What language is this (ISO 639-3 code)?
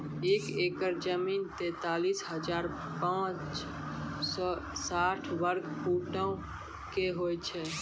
mai